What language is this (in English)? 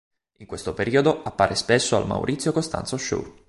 Italian